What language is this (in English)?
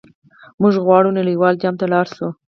Pashto